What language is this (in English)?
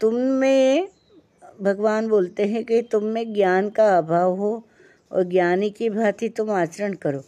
Hindi